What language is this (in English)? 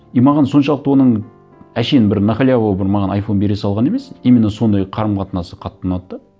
Kazakh